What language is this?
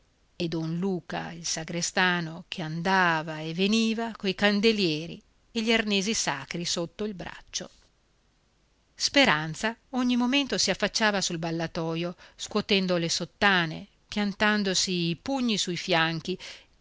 Italian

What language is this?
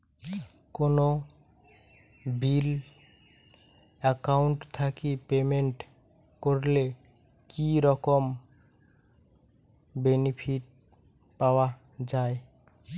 Bangla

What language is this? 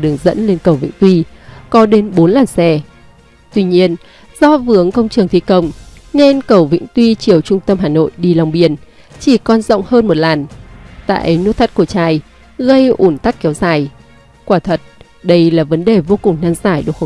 Vietnamese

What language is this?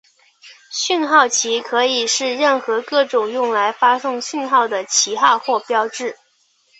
Chinese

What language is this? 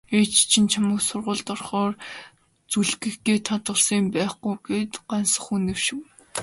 Mongolian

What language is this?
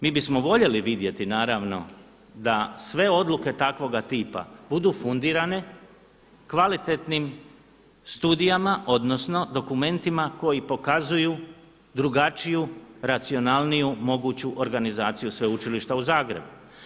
Croatian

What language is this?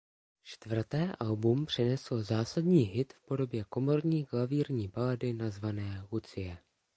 Czech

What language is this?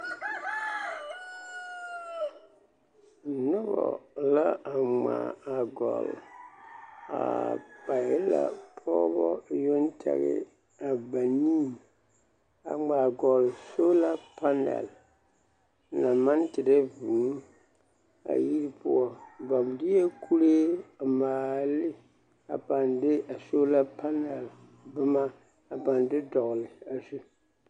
Southern Dagaare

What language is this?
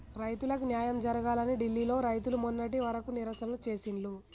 Telugu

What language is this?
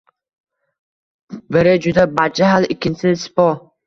Uzbek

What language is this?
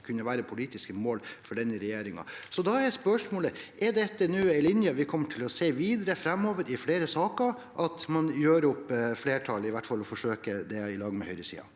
Norwegian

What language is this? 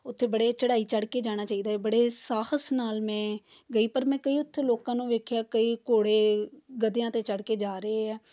Punjabi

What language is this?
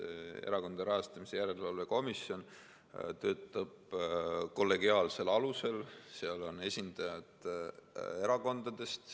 Estonian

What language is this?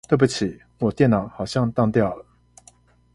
Chinese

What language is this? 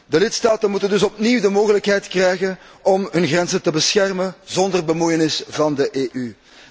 Dutch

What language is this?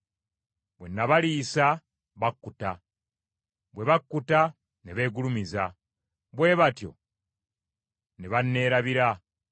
Ganda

